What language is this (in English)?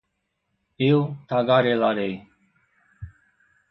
Portuguese